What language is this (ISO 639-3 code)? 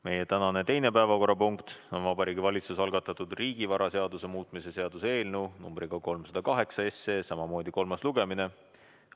est